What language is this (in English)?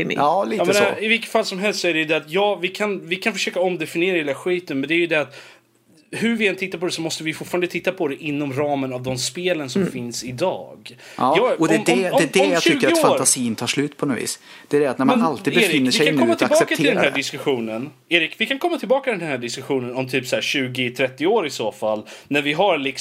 Swedish